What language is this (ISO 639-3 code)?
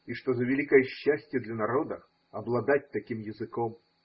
rus